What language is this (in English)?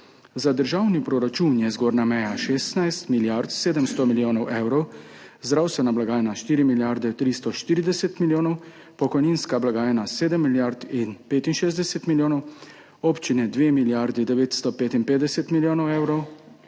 Slovenian